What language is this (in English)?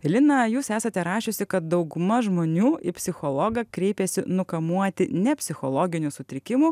Lithuanian